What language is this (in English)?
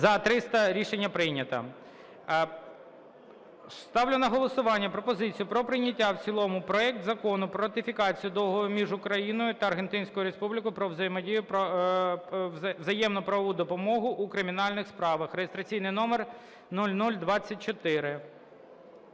Ukrainian